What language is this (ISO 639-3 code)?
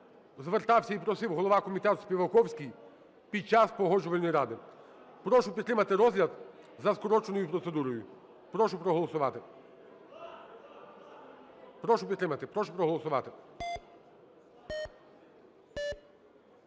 ukr